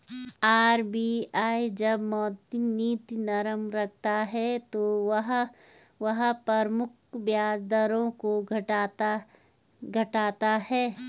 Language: Hindi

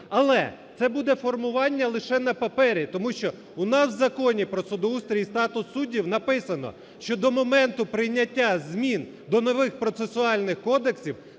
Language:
Ukrainian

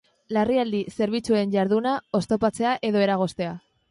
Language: Basque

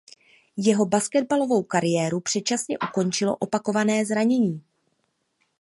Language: Czech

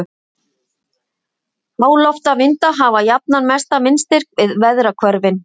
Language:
Icelandic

